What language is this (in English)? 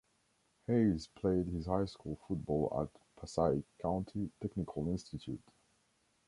English